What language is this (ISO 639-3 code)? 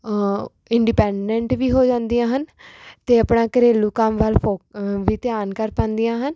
pan